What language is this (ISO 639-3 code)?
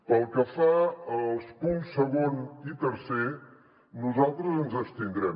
cat